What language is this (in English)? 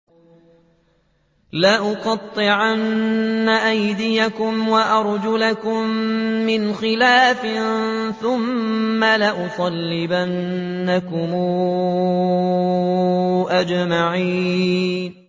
Arabic